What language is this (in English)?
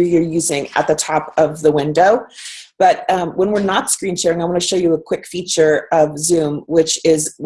English